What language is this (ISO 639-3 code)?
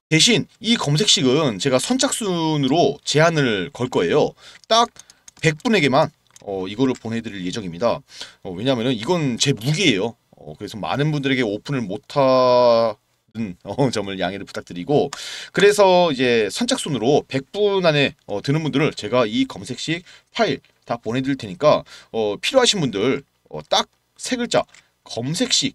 kor